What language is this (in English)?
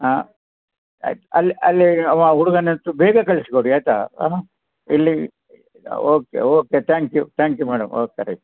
Kannada